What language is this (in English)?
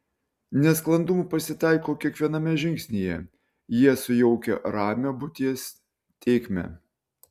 Lithuanian